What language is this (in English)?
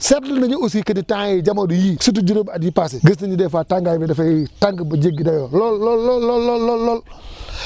Wolof